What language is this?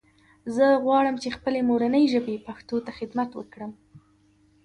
Pashto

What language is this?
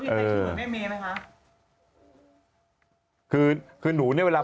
Thai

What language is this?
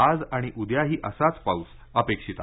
Marathi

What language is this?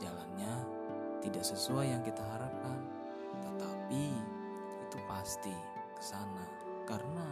Indonesian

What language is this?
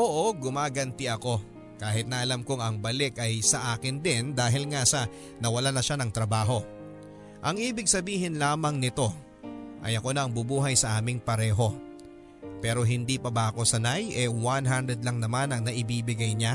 Filipino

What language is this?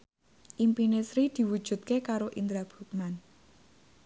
Javanese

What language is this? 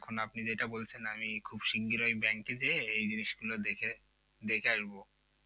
Bangla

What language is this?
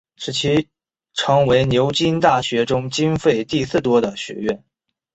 Chinese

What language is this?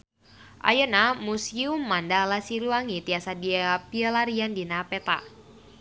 Sundanese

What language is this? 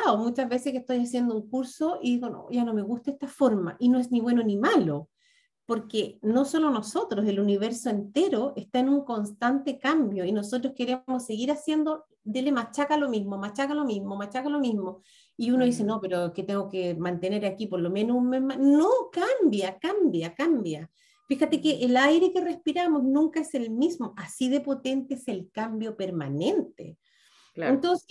Spanish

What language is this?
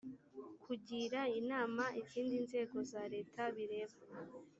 Kinyarwanda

